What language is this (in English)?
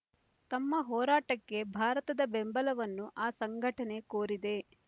Kannada